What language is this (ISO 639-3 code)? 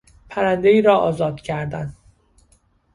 fas